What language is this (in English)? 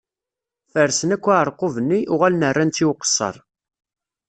Kabyle